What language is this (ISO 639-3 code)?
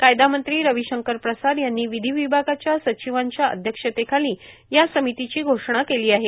mar